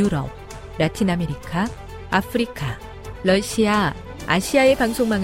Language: Korean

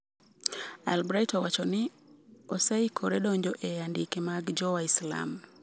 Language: Luo (Kenya and Tanzania)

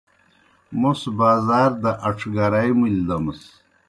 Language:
Kohistani Shina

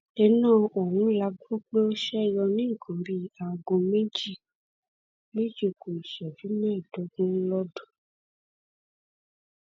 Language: Yoruba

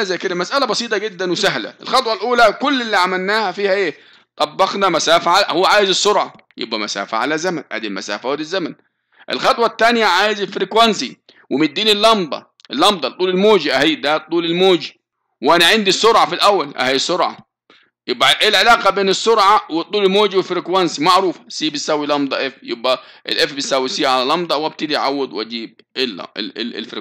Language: Arabic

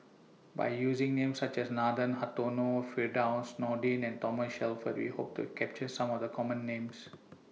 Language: English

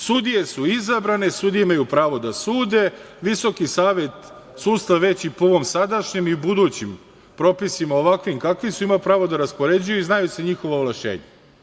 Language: Serbian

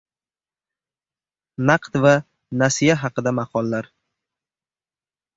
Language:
Uzbek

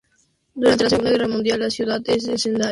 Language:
Spanish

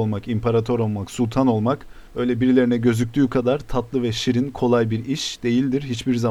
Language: Turkish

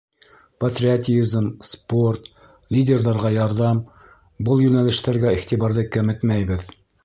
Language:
Bashkir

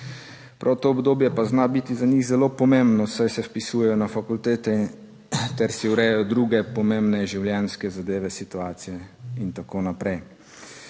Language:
Slovenian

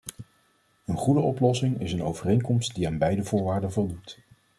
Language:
Dutch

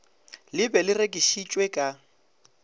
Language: Northern Sotho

